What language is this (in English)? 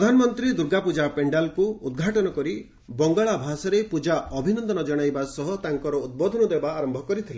Odia